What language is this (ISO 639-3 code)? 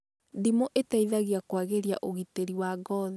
kik